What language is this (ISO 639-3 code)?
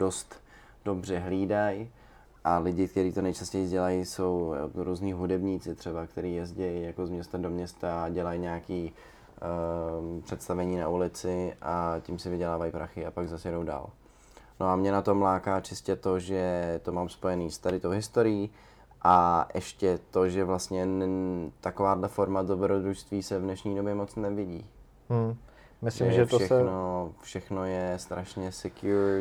ces